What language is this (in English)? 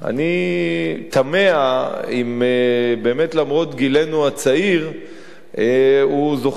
Hebrew